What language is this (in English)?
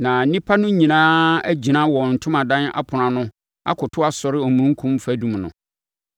Akan